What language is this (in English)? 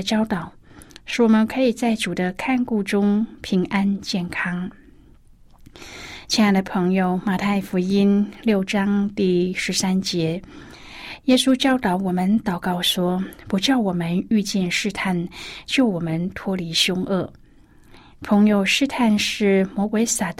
Chinese